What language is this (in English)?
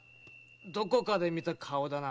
Japanese